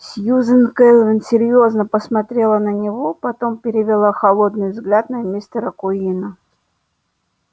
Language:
Russian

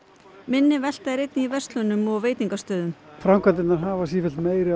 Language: Icelandic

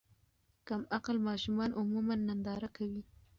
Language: Pashto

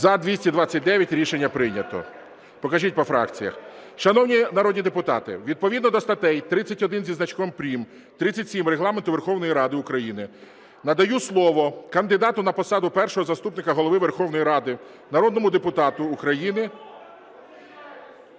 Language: Ukrainian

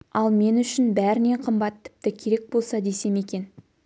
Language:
Kazakh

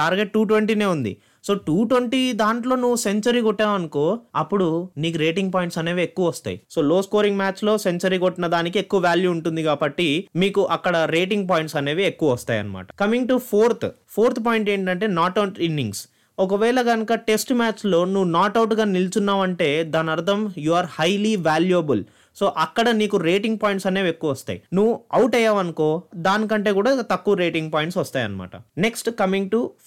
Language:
Telugu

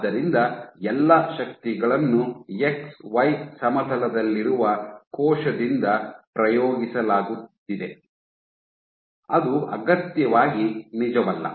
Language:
Kannada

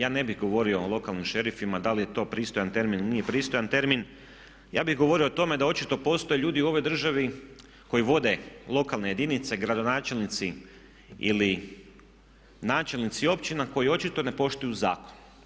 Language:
Croatian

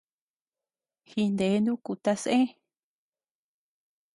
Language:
Tepeuxila Cuicatec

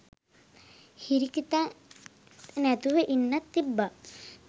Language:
Sinhala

